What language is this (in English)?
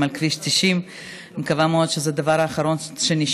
Hebrew